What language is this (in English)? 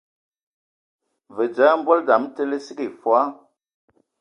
Ewondo